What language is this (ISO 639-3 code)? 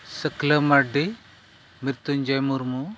sat